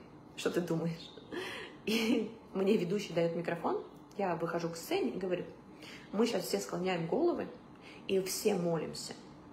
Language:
Russian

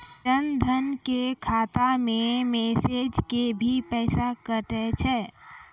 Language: Maithili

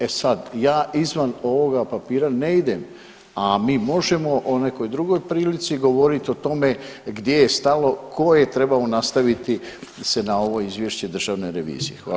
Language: Croatian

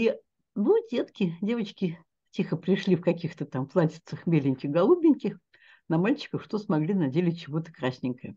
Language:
Russian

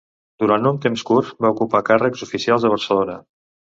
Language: Catalan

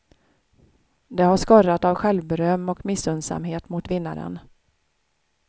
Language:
Swedish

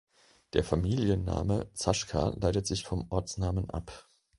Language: German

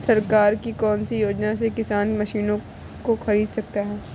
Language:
Hindi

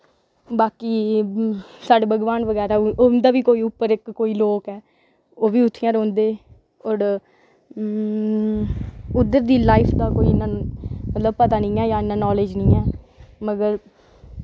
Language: Dogri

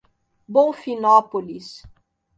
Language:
Portuguese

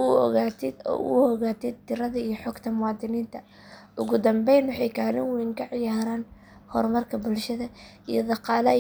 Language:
Somali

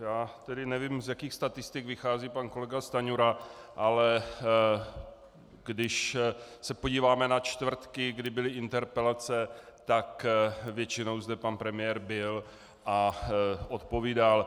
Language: Czech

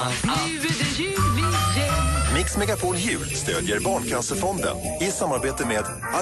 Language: Swedish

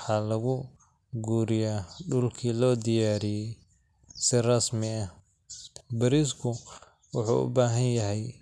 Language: Somali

